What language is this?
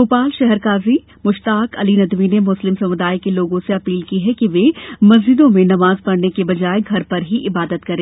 Hindi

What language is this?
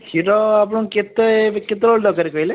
Odia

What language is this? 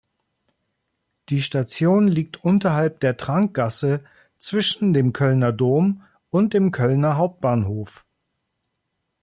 German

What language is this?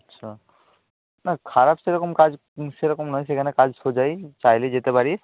Bangla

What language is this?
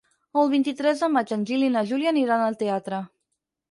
Catalan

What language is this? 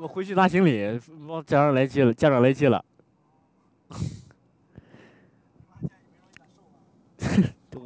Chinese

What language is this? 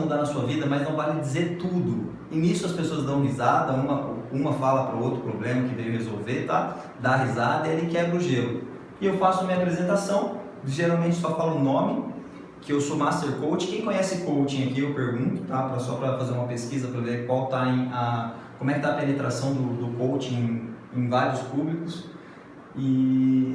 Portuguese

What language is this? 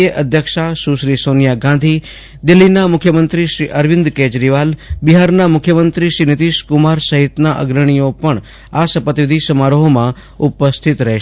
Gujarati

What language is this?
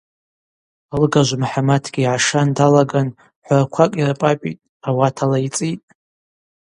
Abaza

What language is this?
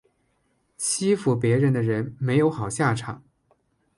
Chinese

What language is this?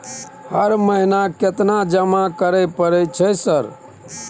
Maithili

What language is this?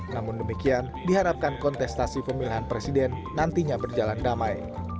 Indonesian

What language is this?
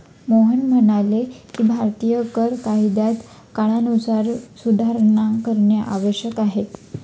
Marathi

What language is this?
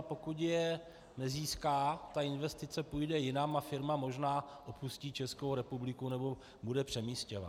Czech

